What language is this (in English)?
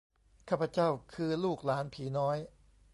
Thai